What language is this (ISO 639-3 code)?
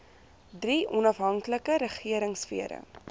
afr